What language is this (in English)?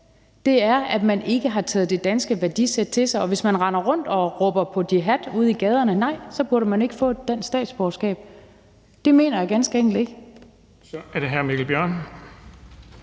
Danish